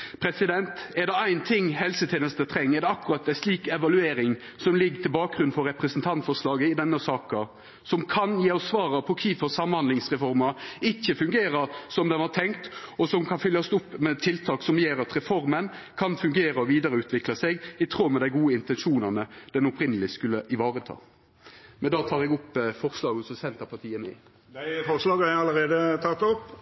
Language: Norwegian Nynorsk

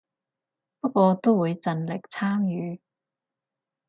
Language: Cantonese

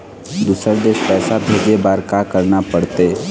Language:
Chhattisgarhi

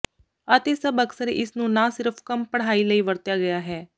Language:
Punjabi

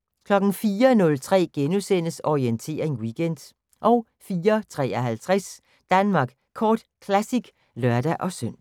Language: Danish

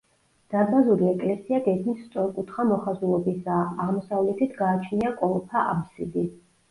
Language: Georgian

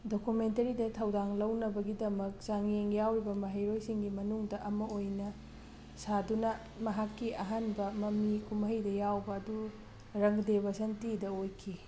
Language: Manipuri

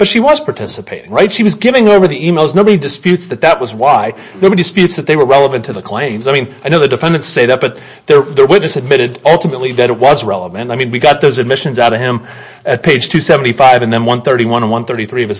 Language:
English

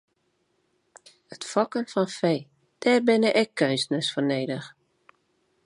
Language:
Western Frisian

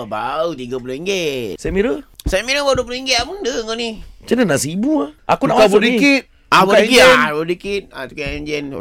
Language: Malay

